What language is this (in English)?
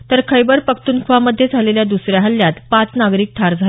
Marathi